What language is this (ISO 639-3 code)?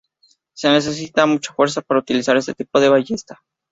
spa